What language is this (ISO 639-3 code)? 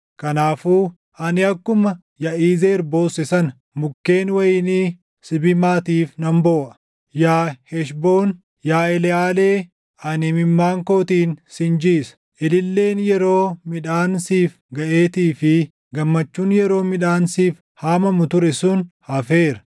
orm